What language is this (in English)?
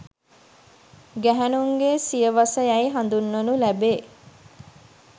Sinhala